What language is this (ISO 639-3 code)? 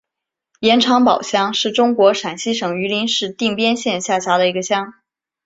zho